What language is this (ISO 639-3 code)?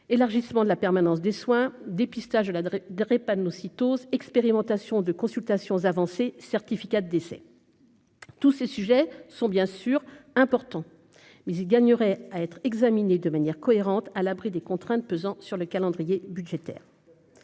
fra